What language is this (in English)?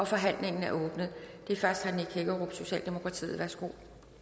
Danish